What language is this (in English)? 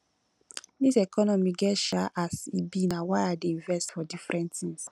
Nigerian Pidgin